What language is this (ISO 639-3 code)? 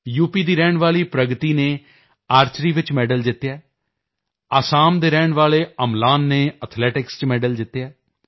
pan